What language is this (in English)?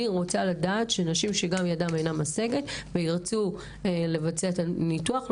Hebrew